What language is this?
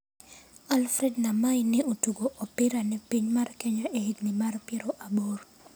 Luo (Kenya and Tanzania)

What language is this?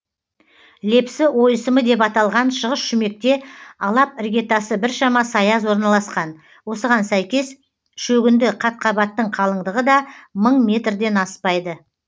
Kazakh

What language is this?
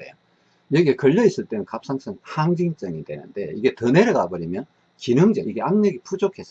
Korean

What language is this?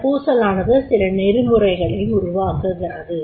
Tamil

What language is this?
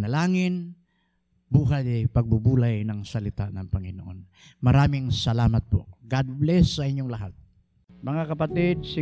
Filipino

